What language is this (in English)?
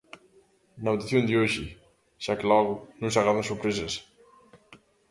Galician